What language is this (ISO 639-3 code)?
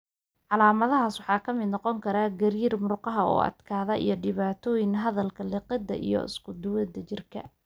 som